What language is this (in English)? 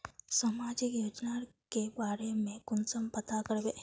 Magahi